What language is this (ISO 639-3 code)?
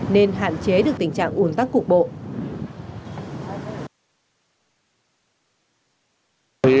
vie